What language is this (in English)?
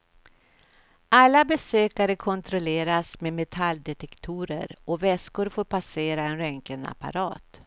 Swedish